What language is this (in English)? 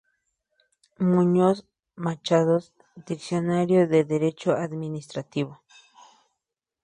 Spanish